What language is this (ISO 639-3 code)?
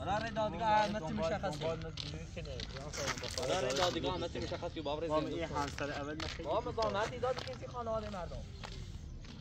fas